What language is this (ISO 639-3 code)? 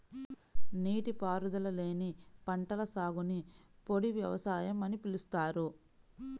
tel